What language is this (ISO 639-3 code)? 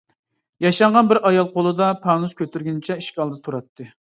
uig